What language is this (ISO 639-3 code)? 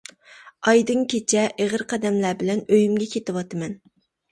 uig